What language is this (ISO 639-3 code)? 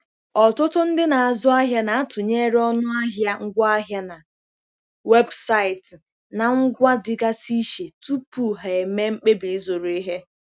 ibo